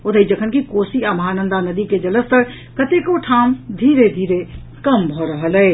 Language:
Maithili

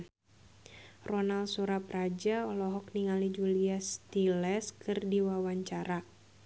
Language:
Sundanese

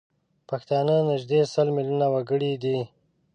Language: Pashto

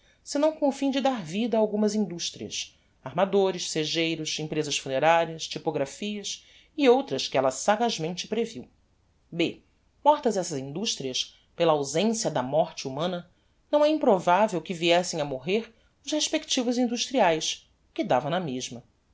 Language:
Portuguese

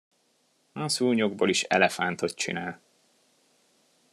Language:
Hungarian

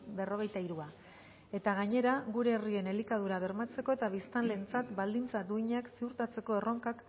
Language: Basque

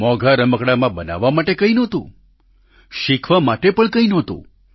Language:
Gujarati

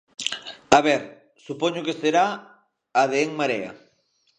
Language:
Galician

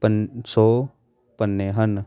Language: Punjabi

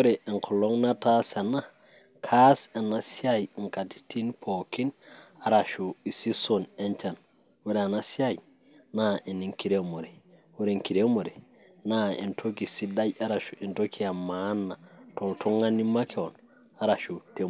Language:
Masai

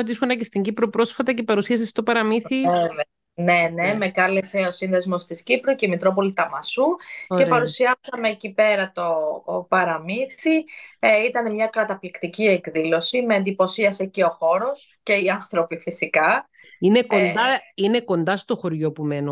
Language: Greek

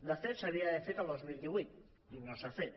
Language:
Catalan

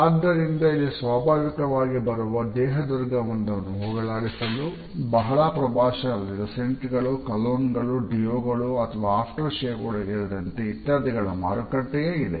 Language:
Kannada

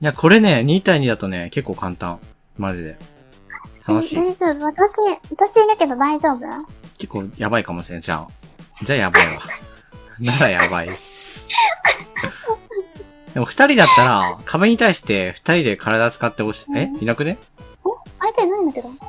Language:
Japanese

